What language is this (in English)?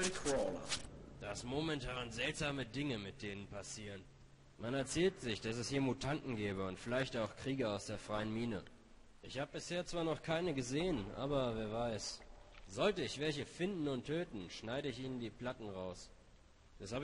German